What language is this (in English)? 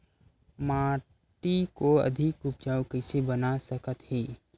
Chhattisgarhi